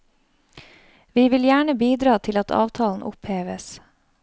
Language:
Norwegian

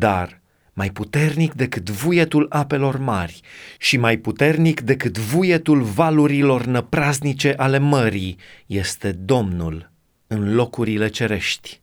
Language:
Romanian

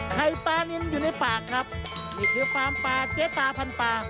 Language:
Thai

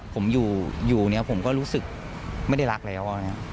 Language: Thai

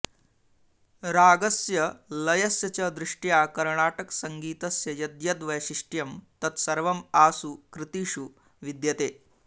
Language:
Sanskrit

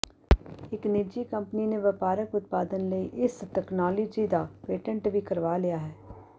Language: Punjabi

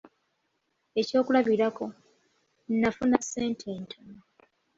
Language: Ganda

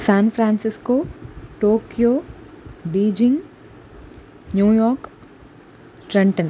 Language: Sanskrit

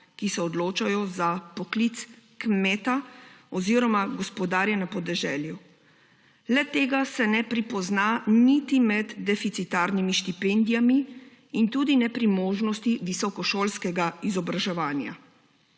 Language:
Slovenian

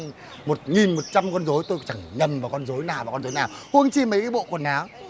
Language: Vietnamese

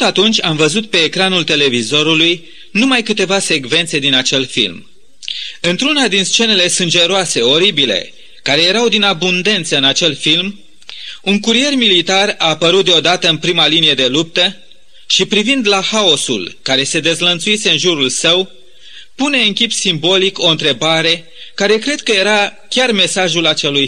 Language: Romanian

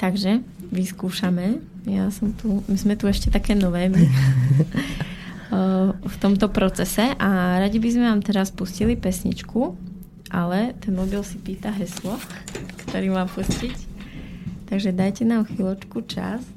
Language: Slovak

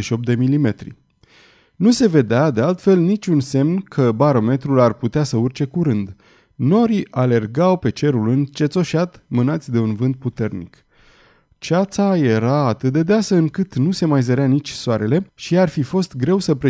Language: Romanian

